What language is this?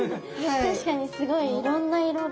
Japanese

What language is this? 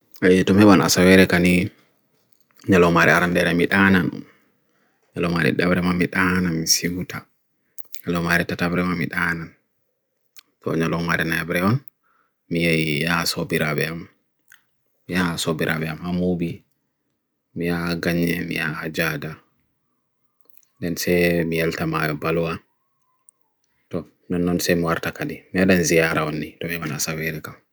Bagirmi Fulfulde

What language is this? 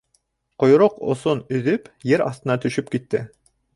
Bashkir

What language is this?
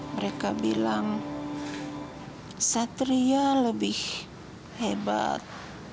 Indonesian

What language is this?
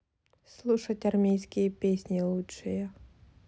Russian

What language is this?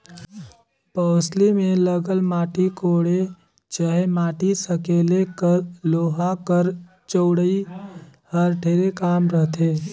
Chhattisgarhi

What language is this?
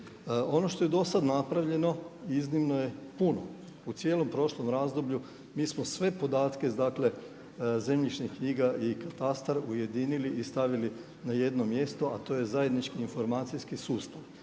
Croatian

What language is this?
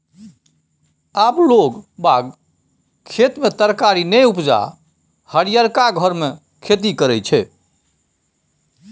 Maithili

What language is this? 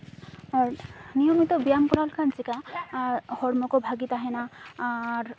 Santali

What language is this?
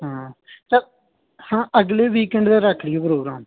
Punjabi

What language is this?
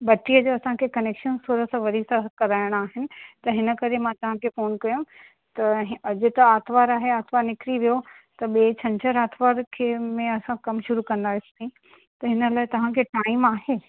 Sindhi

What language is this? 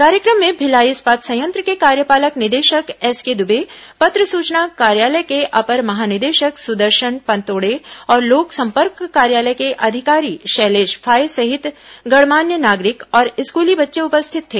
Hindi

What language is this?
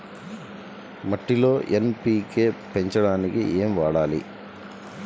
Telugu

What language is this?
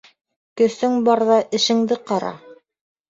Bashkir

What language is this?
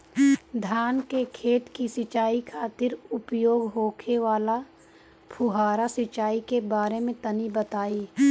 Bhojpuri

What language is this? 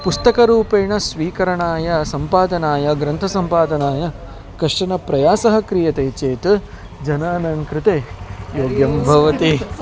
Sanskrit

